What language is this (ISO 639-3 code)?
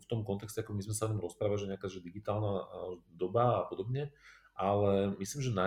slk